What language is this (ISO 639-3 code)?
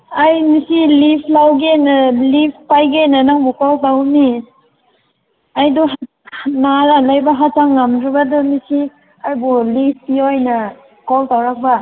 mni